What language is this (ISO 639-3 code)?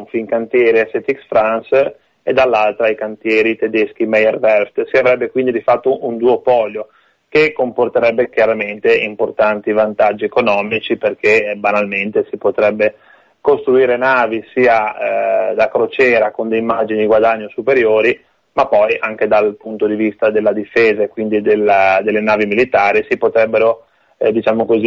ita